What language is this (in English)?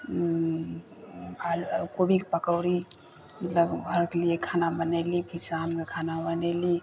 Maithili